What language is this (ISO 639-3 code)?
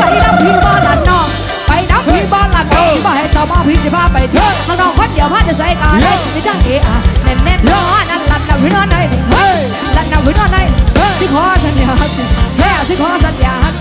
tha